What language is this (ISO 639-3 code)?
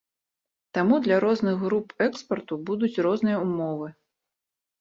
bel